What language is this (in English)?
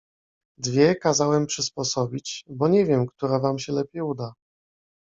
Polish